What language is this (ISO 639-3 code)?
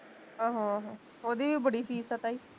pan